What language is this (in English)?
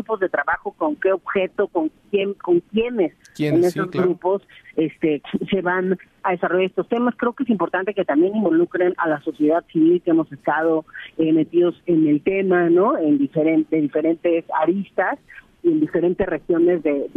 Spanish